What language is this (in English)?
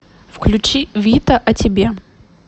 Russian